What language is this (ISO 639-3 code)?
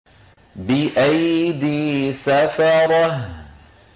ara